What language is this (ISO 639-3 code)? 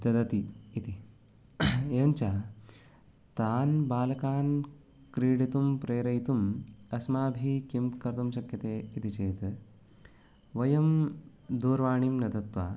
san